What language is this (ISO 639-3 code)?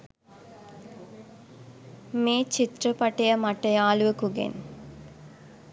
sin